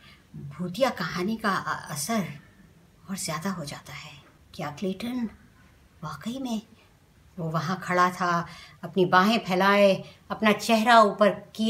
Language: Hindi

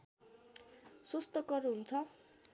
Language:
Nepali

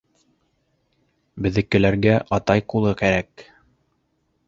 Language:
Bashkir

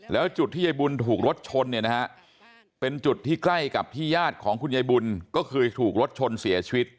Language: Thai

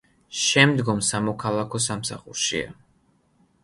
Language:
Georgian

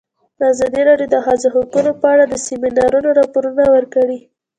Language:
Pashto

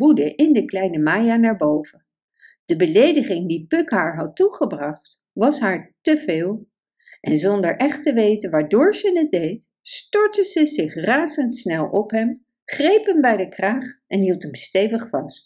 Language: Dutch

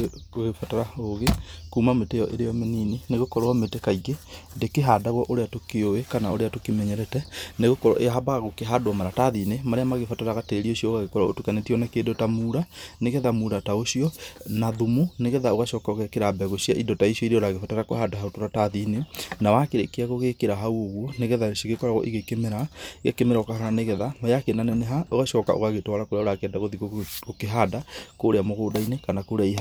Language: Kikuyu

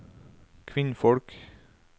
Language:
Norwegian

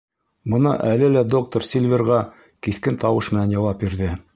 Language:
Bashkir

